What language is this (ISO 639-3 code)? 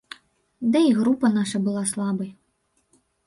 bel